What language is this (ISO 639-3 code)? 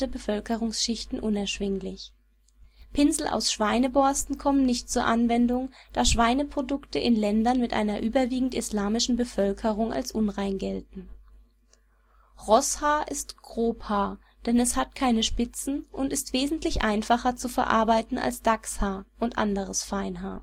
deu